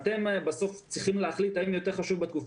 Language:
Hebrew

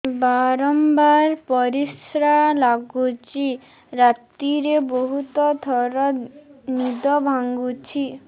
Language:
Odia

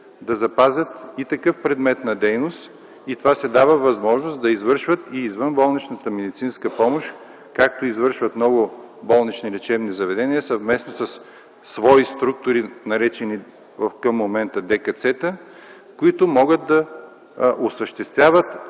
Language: Bulgarian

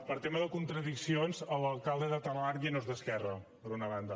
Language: Catalan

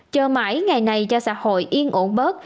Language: Vietnamese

